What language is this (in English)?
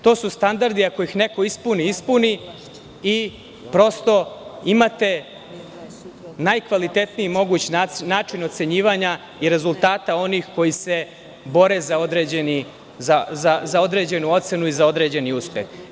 Serbian